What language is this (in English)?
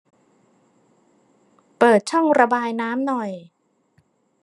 Thai